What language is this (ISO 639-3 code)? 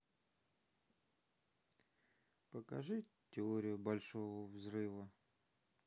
rus